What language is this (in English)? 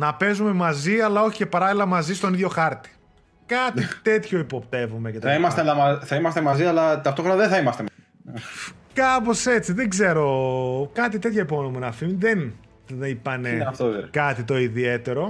Greek